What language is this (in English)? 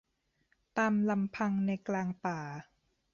Thai